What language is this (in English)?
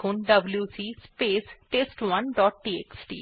Bangla